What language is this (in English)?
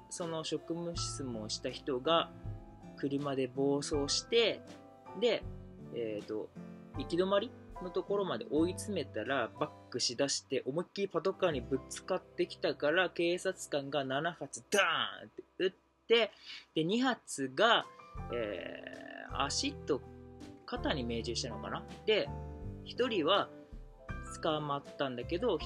Japanese